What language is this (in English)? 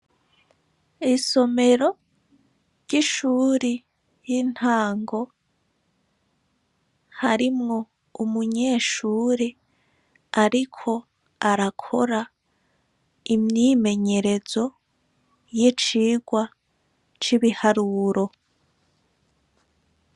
Rundi